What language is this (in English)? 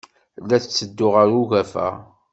Kabyle